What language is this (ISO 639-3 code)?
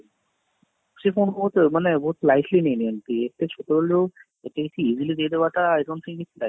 ori